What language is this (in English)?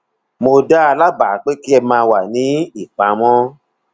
Yoruba